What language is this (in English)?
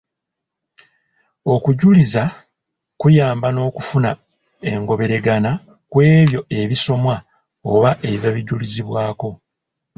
Ganda